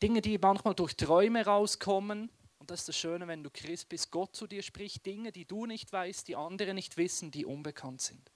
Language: German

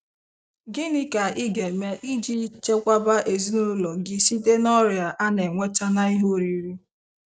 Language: Igbo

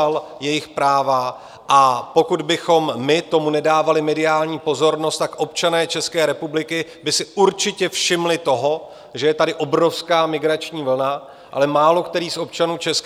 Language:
Czech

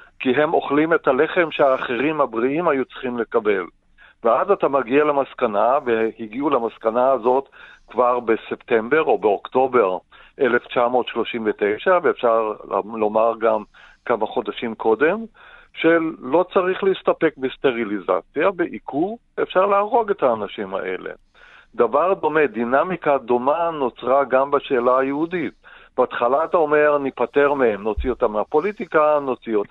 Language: Hebrew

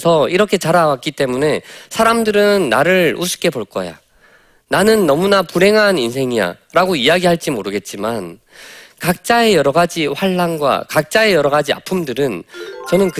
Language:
Korean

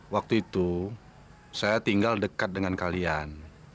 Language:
Indonesian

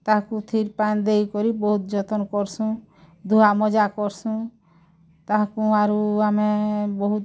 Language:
Odia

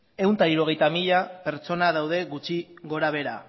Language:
Basque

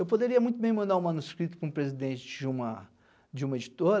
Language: Portuguese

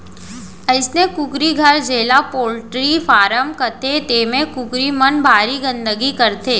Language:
Chhattisgarhi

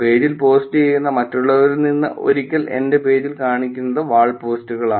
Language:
Malayalam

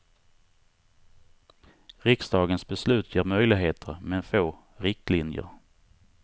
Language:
Swedish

